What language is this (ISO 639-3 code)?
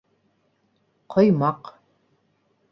bak